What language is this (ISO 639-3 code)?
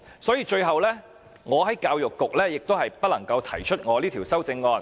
yue